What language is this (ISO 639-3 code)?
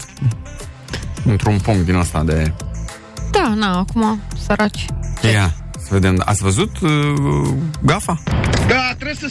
ron